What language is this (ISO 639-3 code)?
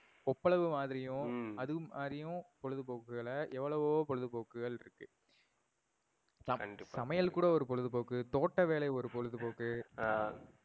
tam